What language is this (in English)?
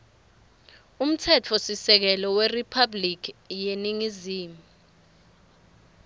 Swati